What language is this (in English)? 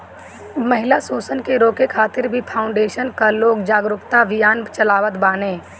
Bhojpuri